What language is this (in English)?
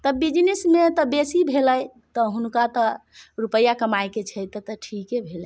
Maithili